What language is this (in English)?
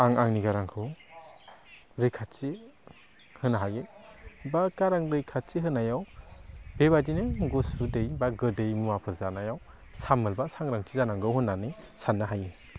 Bodo